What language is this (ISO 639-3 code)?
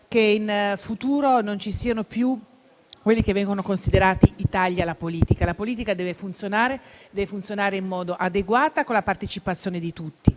ita